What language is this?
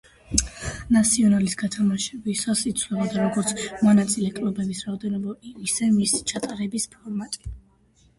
Georgian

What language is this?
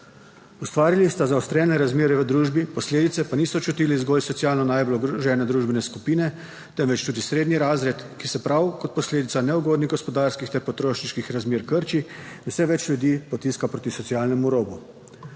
Slovenian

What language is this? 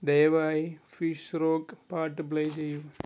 Malayalam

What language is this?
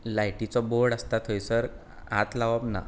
Konkani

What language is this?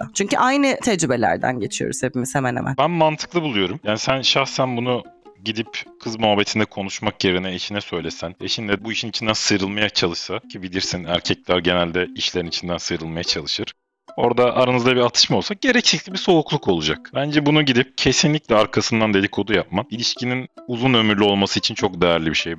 Turkish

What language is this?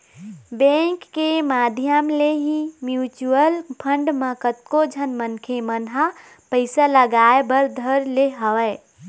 Chhattisgarhi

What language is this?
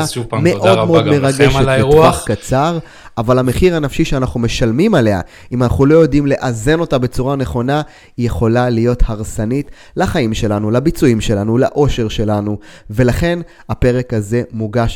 Hebrew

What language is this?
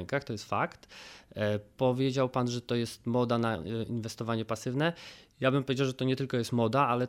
Polish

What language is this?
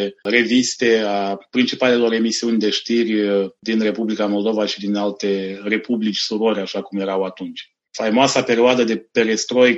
Romanian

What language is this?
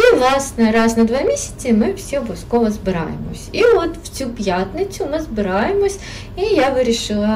Ukrainian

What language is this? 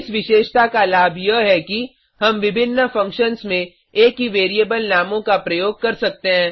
Hindi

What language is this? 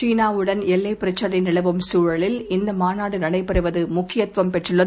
Tamil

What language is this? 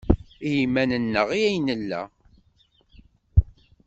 Kabyle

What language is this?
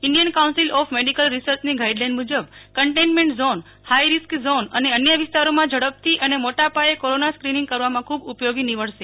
Gujarati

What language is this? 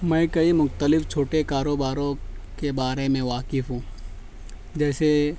Urdu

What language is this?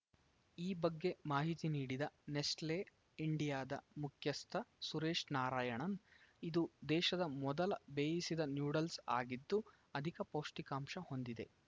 Kannada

